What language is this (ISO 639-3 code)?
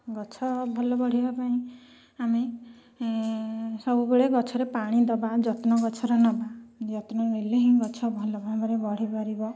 ori